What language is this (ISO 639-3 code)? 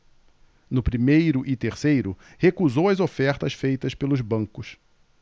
por